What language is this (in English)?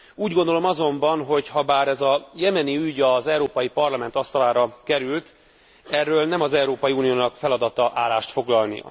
Hungarian